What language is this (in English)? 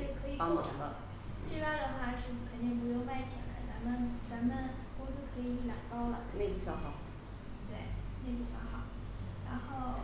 Chinese